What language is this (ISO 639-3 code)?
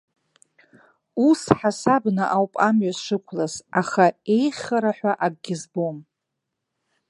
abk